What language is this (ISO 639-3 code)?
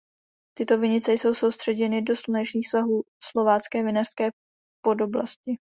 ces